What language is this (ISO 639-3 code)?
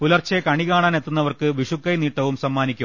mal